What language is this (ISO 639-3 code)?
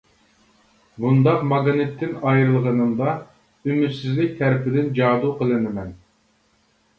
uig